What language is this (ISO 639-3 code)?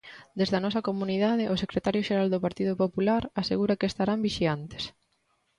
glg